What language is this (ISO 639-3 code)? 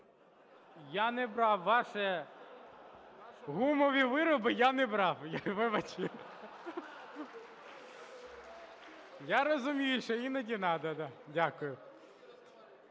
ukr